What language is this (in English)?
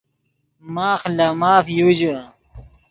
Yidgha